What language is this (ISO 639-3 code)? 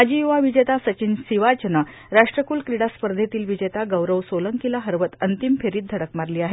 mar